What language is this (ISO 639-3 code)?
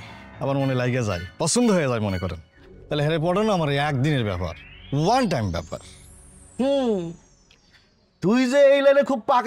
ben